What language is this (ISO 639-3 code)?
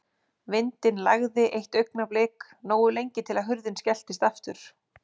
isl